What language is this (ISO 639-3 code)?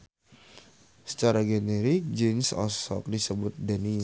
sun